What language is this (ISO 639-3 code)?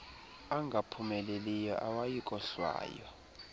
xho